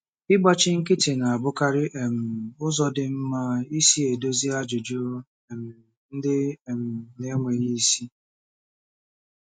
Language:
Igbo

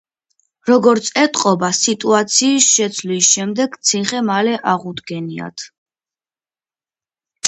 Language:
Georgian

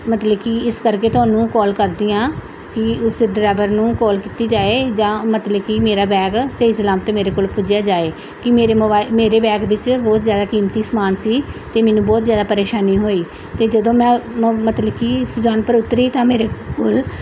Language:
Punjabi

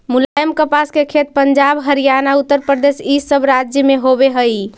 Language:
Magahi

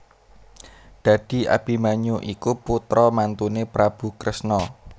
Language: Javanese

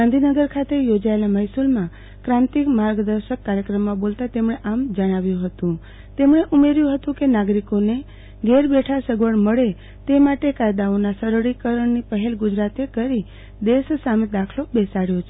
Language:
Gujarati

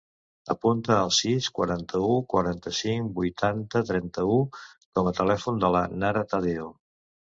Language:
Catalan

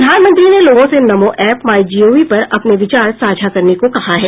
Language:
Hindi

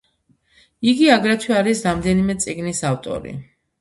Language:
Georgian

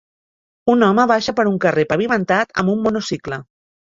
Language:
Catalan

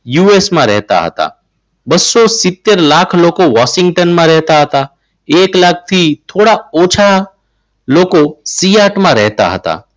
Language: Gujarati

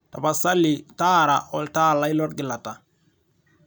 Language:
Masai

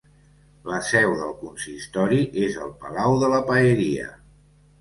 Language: Catalan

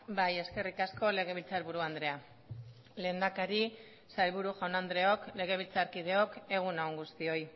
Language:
Basque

